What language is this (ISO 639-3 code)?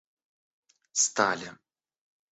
rus